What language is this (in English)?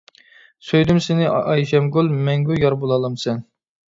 Uyghur